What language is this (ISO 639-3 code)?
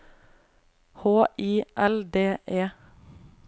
nor